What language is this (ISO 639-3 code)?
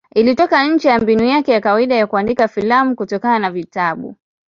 swa